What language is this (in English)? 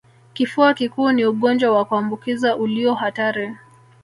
Swahili